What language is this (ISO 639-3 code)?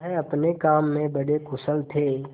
hin